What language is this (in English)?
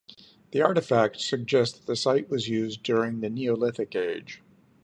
English